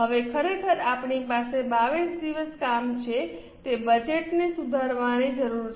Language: Gujarati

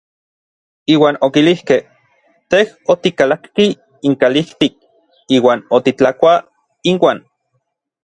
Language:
Orizaba Nahuatl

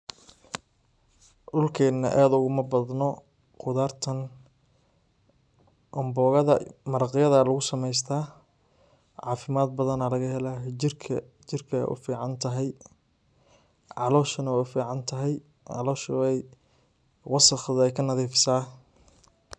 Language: Somali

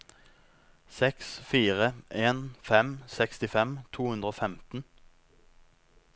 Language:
Norwegian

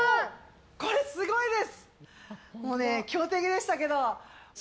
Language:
Japanese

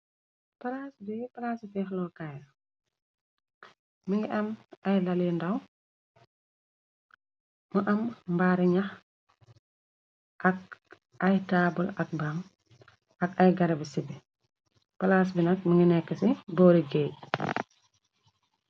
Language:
Wolof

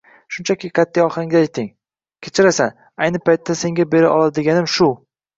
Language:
Uzbek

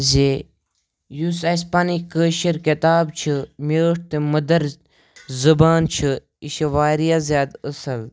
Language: Kashmiri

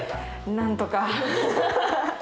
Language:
Japanese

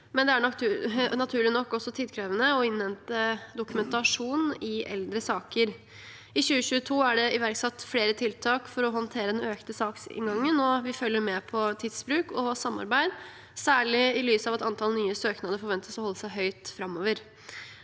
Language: Norwegian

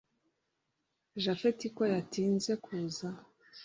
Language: Kinyarwanda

